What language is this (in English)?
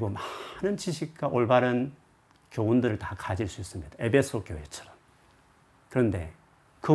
Korean